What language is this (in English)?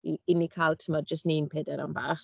Welsh